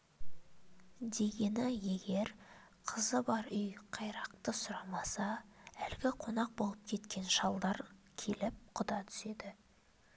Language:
Kazakh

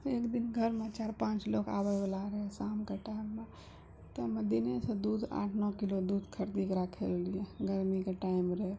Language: Maithili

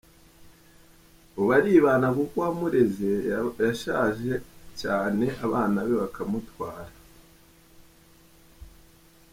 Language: Kinyarwanda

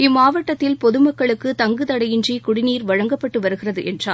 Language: Tamil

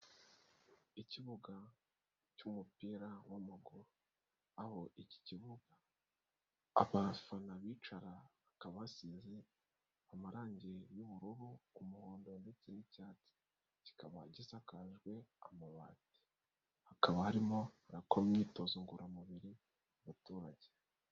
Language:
Kinyarwanda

